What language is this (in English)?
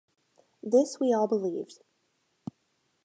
English